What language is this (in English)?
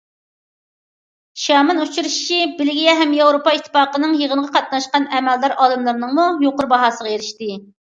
Uyghur